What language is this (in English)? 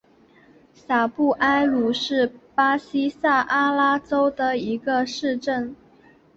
Chinese